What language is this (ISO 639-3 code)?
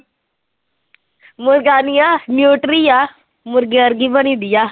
pan